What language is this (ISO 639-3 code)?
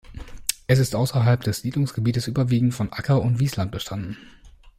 deu